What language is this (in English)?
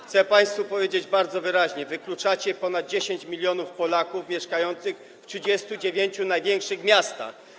Polish